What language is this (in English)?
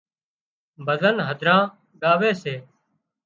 Wadiyara Koli